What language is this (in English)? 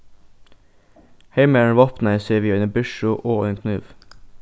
Faroese